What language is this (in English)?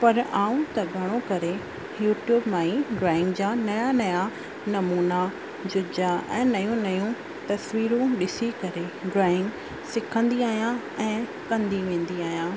Sindhi